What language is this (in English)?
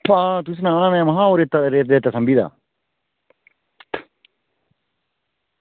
Dogri